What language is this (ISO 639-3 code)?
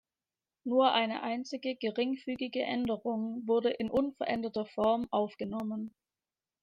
deu